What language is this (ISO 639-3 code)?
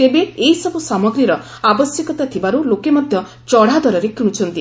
ori